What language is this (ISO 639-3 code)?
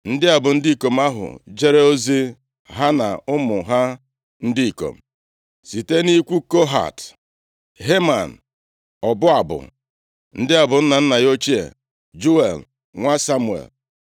ibo